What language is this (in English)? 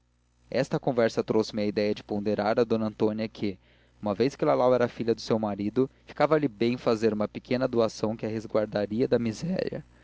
Portuguese